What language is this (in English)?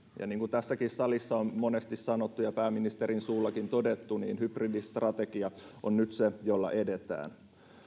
Finnish